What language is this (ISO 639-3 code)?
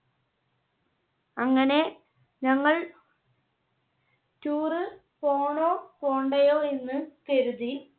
mal